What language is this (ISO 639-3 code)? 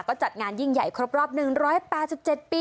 tha